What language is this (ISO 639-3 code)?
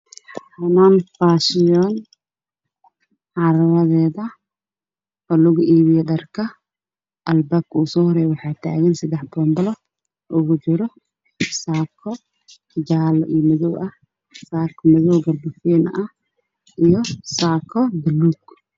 som